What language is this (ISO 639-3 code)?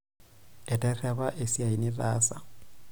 mas